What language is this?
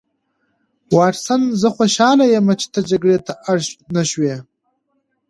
Pashto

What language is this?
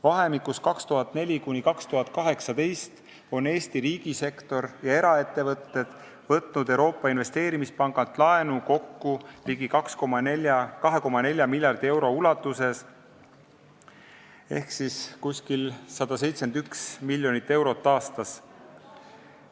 Estonian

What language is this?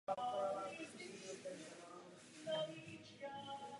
Czech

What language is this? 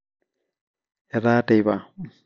Masai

